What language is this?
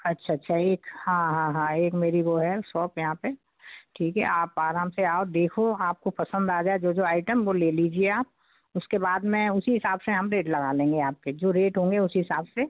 Hindi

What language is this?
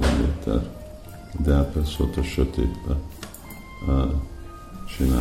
Hungarian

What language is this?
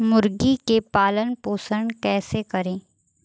Bhojpuri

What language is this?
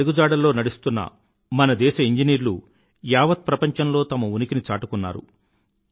Telugu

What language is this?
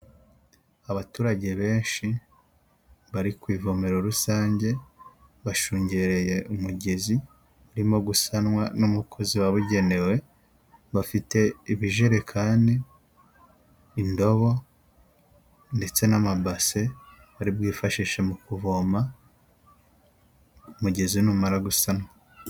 Kinyarwanda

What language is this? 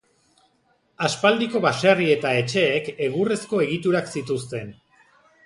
Basque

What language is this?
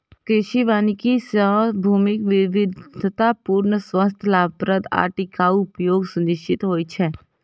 Maithili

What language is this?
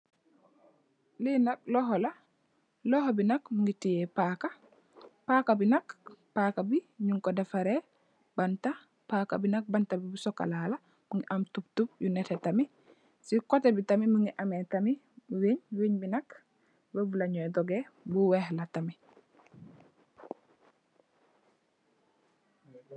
Wolof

